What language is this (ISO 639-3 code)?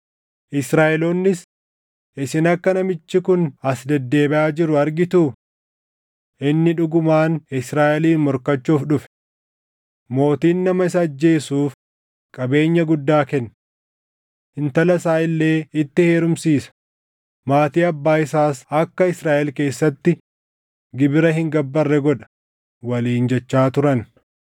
orm